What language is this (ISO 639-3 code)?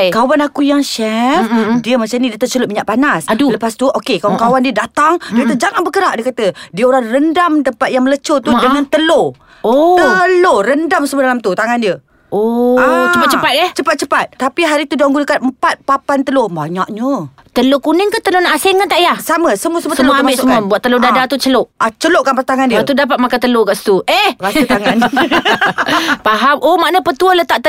msa